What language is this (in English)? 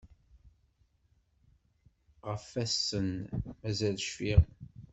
Kabyle